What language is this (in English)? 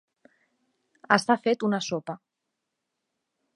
Catalan